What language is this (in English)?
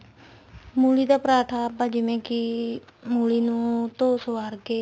Punjabi